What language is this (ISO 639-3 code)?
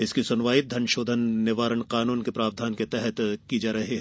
hin